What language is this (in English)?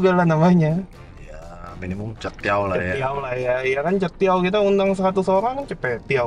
Indonesian